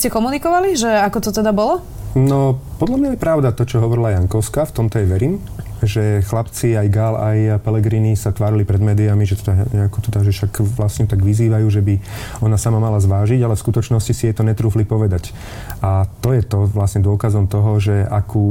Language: Slovak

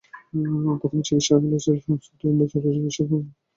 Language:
Bangla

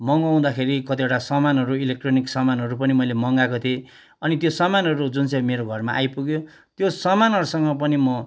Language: Nepali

